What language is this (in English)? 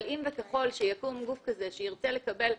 Hebrew